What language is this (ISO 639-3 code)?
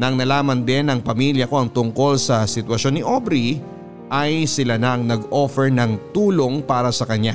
fil